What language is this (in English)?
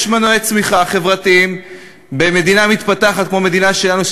Hebrew